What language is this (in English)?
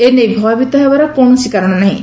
Odia